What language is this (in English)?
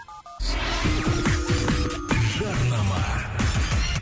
Kazakh